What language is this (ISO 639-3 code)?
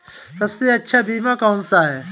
hin